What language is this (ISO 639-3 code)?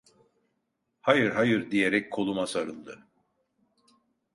tur